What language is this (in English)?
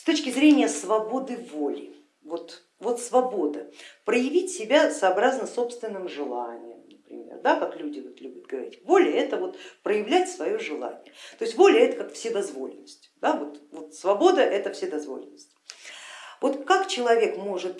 Russian